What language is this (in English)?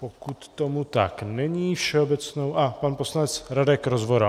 Czech